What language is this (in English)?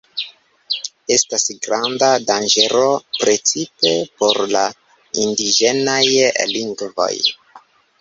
Esperanto